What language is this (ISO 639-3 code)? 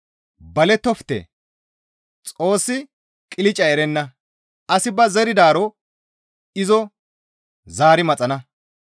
gmv